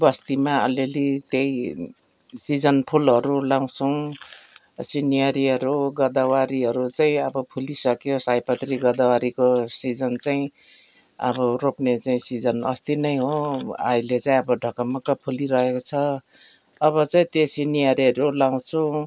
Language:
Nepali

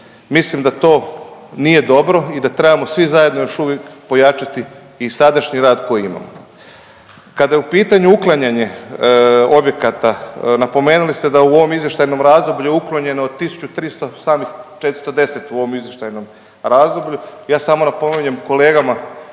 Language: Croatian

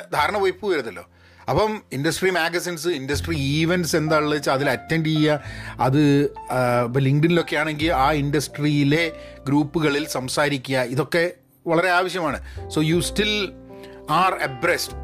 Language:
Malayalam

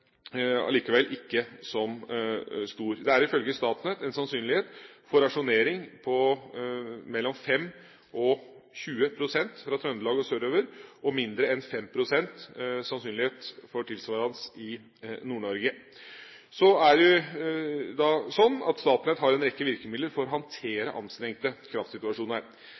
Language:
Norwegian Bokmål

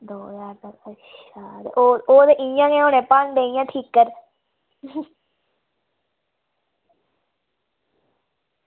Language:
Dogri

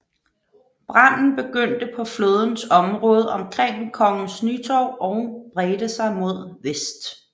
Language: Danish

